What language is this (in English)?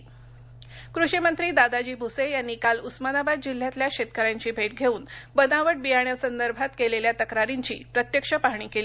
Marathi